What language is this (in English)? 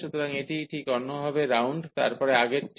Bangla